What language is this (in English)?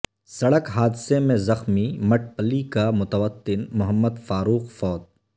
Urdu